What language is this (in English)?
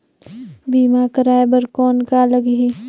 Chhattisgarhi